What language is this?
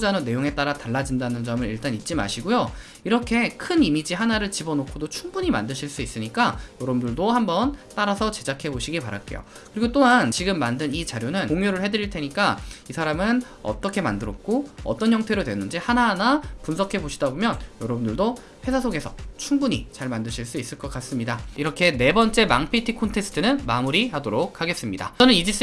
Korean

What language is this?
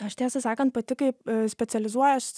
Lithuanian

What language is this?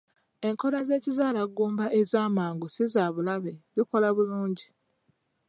Ganda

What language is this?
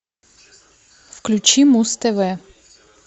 Russian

